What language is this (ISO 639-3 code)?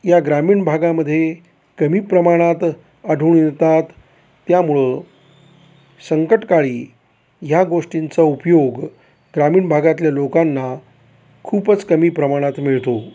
mar